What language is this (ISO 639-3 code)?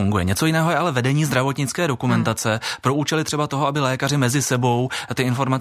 ces